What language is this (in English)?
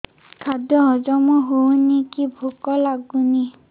Odia